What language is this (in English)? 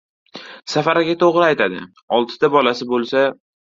Uzbek